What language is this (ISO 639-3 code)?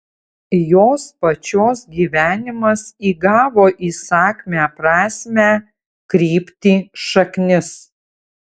lit